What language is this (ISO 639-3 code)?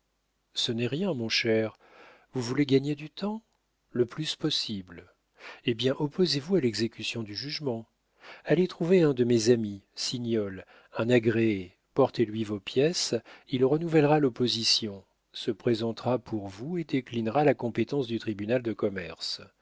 fra